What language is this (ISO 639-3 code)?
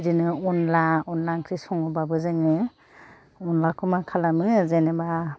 brx